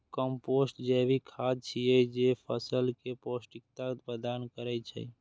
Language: Maithili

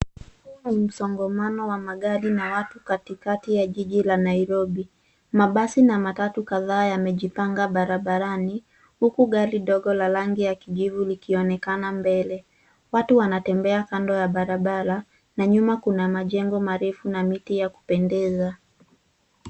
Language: Swahili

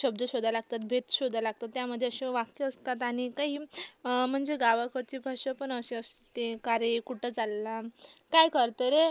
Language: Marathi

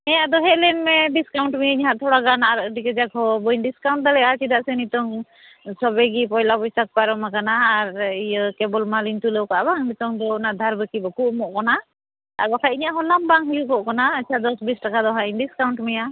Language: Santali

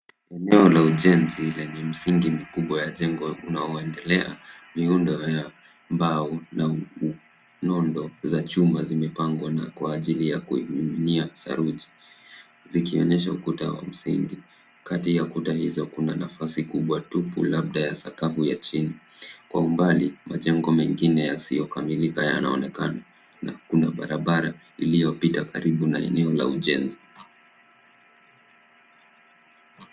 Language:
Swahili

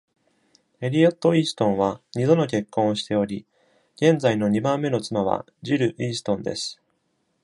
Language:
Japanese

